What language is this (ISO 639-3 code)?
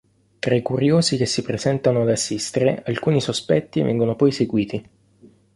ita